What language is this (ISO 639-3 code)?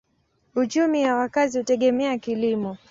swa